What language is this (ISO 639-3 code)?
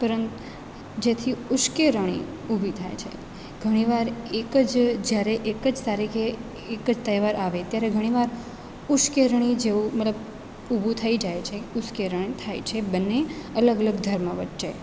guj